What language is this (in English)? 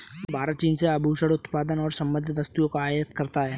Hindi